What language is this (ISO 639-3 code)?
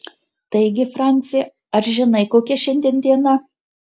lit